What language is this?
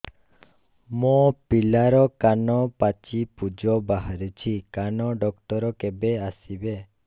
Odia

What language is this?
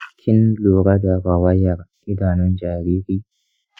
Hausa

